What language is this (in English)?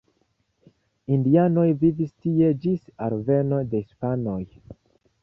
Esperanto